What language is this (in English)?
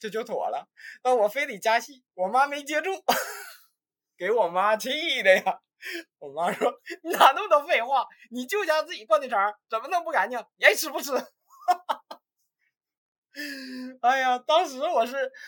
Chinese